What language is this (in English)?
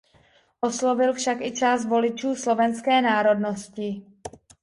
Czech